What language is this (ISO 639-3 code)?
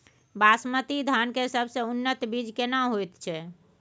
mai